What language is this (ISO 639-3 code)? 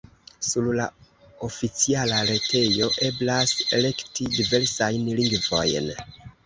epo